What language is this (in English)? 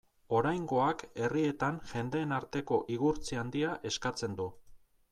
Basque